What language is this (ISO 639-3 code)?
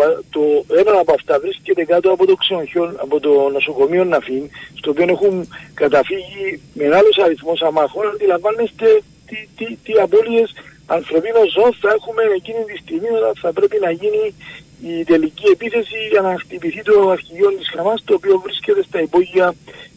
ell